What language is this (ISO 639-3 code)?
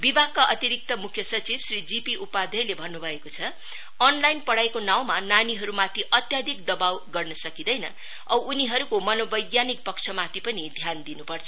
nep